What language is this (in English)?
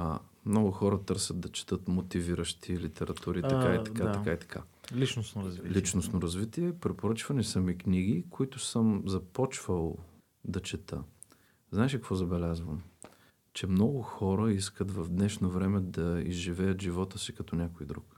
Bulgarian